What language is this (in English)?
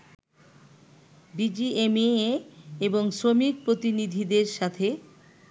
Bangla